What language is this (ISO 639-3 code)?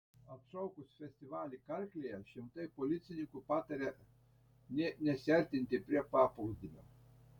lit